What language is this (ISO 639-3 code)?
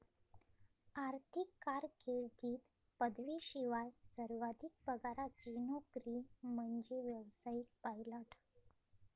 mar